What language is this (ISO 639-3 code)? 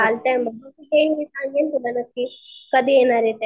mar